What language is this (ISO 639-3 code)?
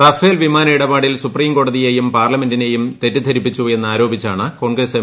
mal